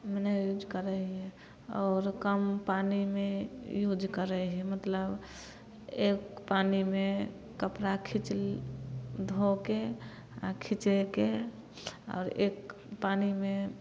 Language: Maithili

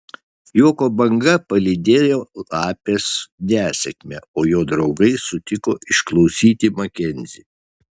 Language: Lithuanian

